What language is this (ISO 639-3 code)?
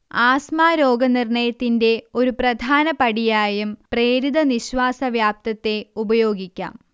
mal